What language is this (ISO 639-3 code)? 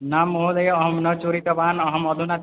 san